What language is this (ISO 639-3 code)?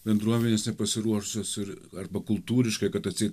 lit